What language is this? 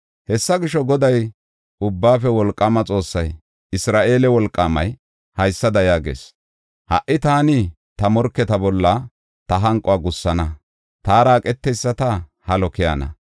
Gofa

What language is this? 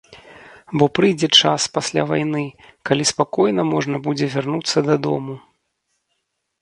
Belarusian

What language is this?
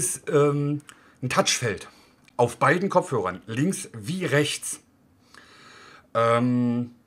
German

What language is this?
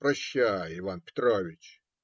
Russian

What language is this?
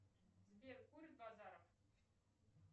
Russian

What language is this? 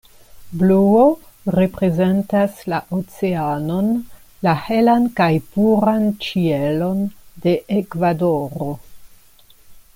Esperanto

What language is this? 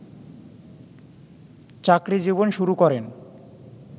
Bangla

